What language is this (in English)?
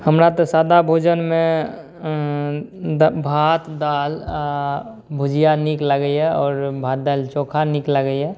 Maithili